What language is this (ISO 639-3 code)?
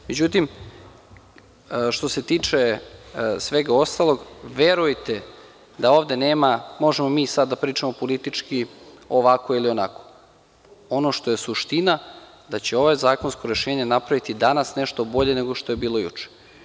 srp